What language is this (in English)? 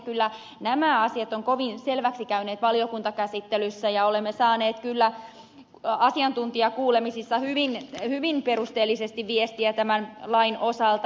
Finnish